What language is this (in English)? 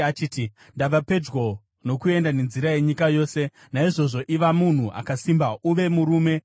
Shona